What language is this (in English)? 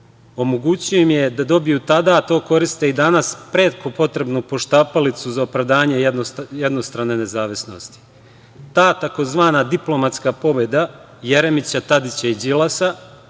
Serbian